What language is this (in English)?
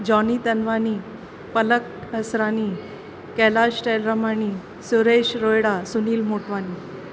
Sindhi